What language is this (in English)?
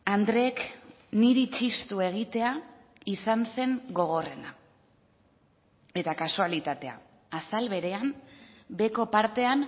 Basque